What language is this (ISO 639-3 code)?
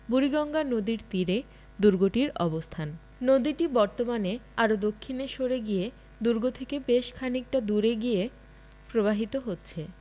ben